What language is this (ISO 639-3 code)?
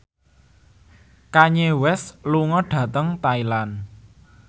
jav